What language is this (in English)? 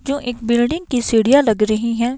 Hindi